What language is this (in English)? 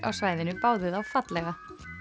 Icelandic